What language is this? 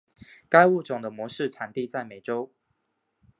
Chinese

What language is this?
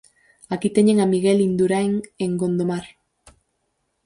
Galician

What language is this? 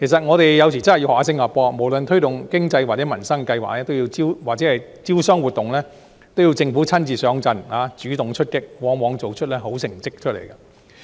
Cantonese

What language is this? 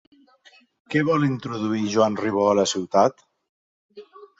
Catalan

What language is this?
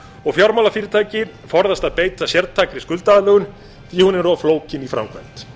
Icelandic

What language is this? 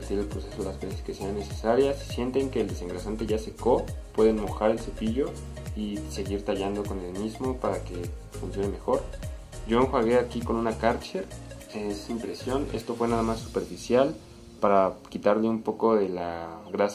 Spanish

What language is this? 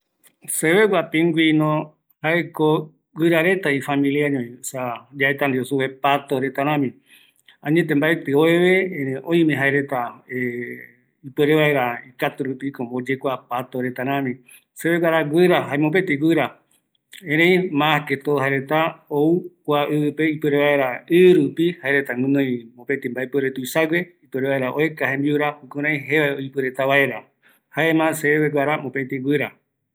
Eastern Bolivian Guaraní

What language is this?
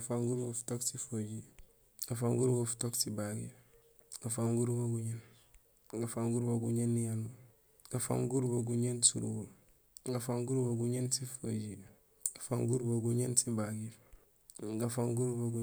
Gusilay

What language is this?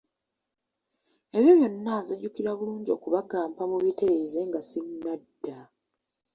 Ganda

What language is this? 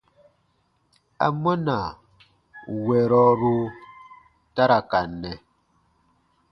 Baatonum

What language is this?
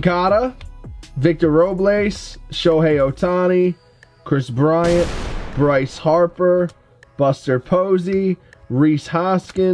English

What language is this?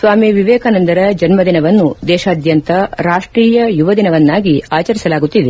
Kannada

